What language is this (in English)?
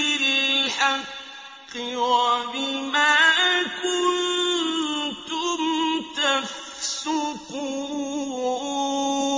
Arabic